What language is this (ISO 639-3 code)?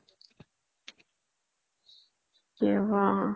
asm